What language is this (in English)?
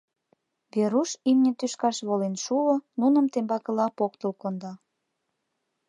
Mari